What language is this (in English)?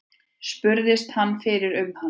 Icelandic